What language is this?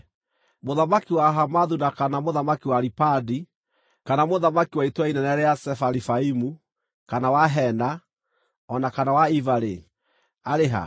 Kikuyu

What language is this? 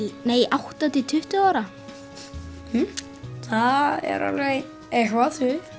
Icelandic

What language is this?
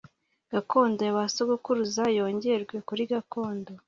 Kinyarwanda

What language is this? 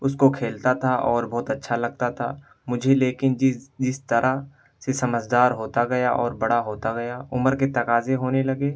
Urdu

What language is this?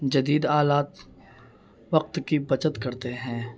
Urdu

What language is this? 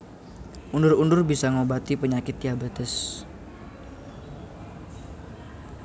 Javanese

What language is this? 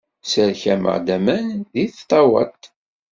Kabyle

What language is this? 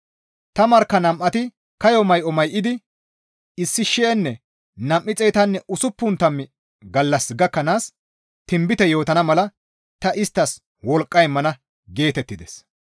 Gamo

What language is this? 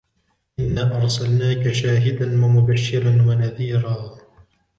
Arabic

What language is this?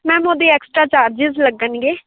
Punjabi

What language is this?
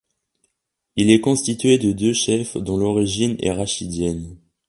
French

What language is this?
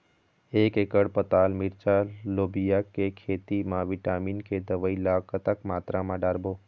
Chhattisgarhi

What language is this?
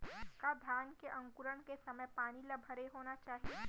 Chhattisgarhi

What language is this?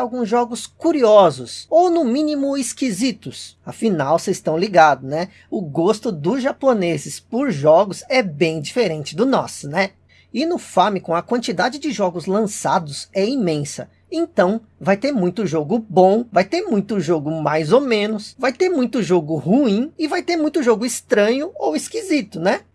Portuguese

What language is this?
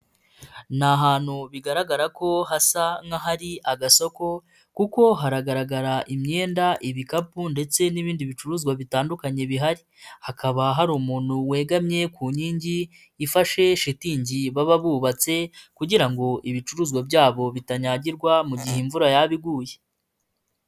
Kinyarwanda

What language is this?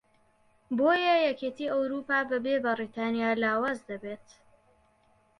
Central Kurdish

